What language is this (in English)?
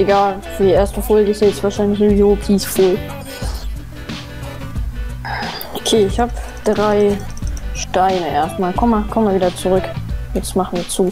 German